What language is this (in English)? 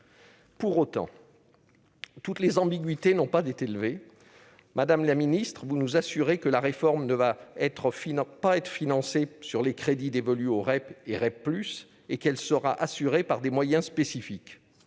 French